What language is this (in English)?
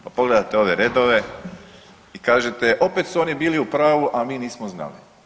Croatian